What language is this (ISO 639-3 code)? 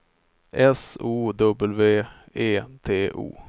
swe